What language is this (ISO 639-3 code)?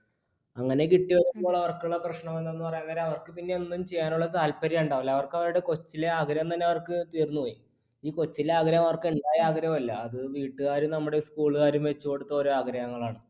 mal